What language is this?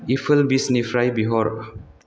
Bodo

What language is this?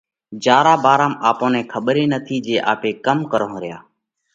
Parkari Koli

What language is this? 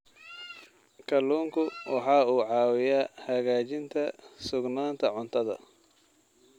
Somali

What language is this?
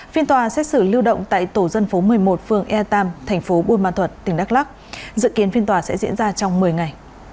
Vietnamese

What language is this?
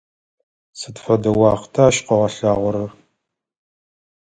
Adyghe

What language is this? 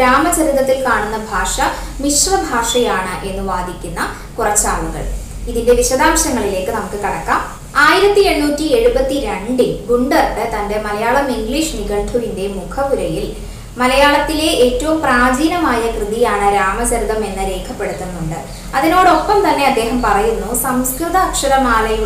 Spanish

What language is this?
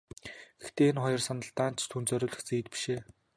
Mongolian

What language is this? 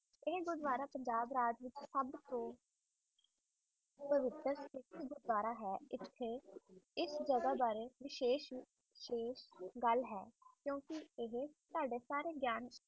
Punjabi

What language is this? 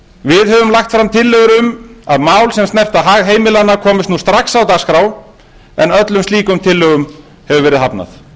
Icelandic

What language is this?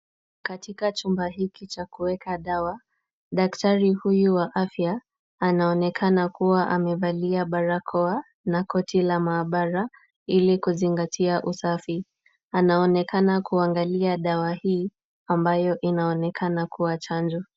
Swahili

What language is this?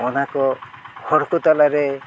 Santali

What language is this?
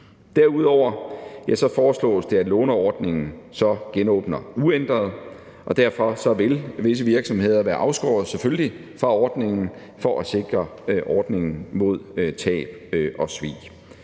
Danish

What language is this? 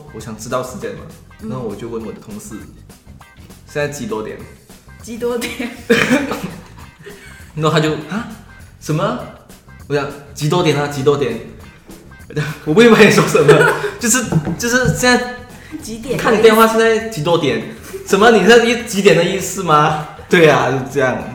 Chinese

